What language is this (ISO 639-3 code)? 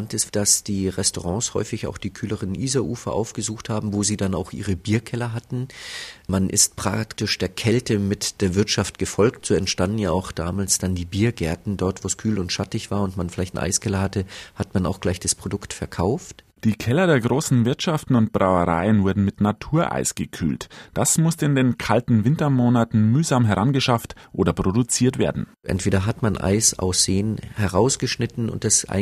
deu